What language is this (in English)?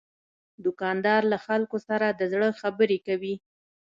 Pashto